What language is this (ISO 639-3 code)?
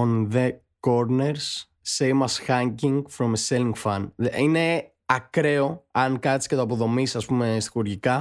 ell